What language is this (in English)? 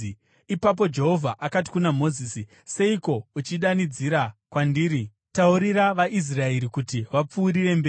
Shona